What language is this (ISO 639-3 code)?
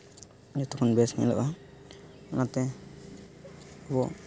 sat